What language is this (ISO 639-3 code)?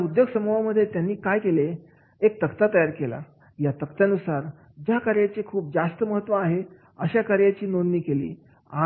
mar